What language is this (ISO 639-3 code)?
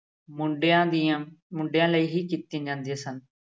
pan